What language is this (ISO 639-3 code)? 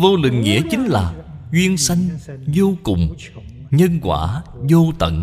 vie